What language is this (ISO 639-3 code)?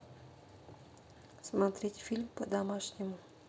rus